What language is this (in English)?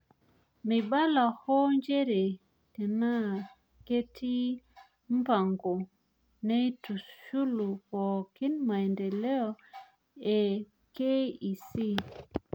Masai